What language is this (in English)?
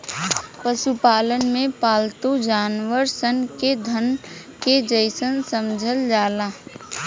Bhojpuri